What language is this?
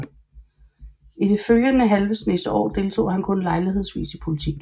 Danish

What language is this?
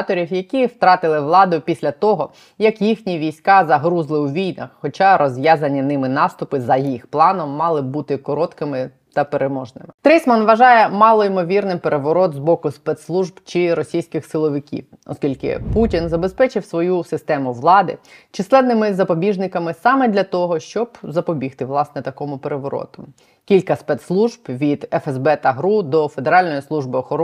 Ukrainian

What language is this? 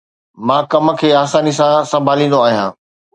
Sindhi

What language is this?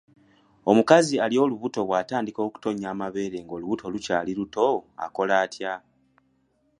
Ganda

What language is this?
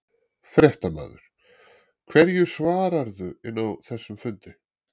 Icelandic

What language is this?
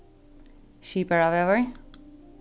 Faroese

